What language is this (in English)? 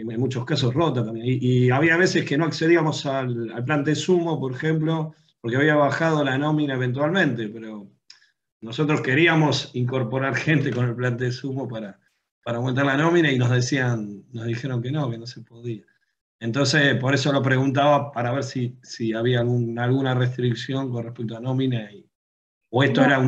Spanish